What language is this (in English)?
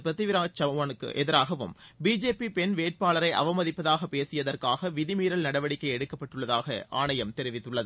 Tamil